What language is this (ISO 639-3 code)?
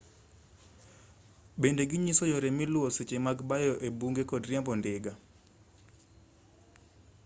luo